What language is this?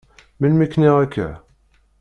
Kabyle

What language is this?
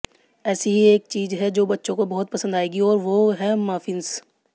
Hindi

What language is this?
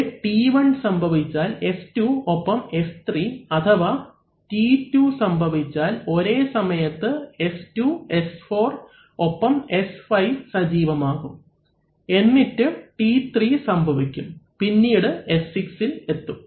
Malayalam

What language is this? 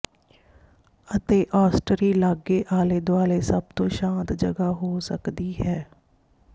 Punjabi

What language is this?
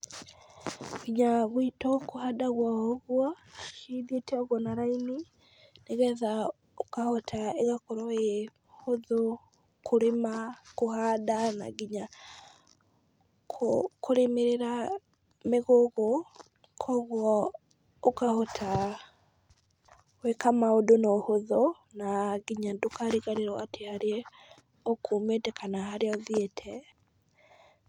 Kikuyu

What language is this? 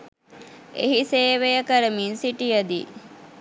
Sinhala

